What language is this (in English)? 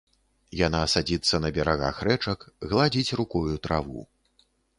Belarusian